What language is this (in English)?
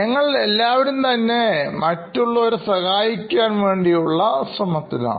Malayalam